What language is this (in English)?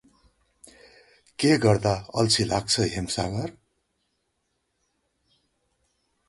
Nepali